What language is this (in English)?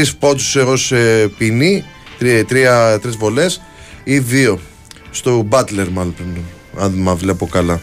Greek